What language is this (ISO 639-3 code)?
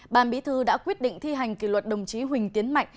vie